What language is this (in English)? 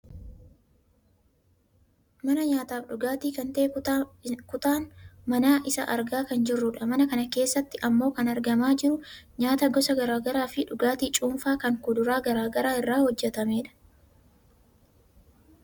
Oromo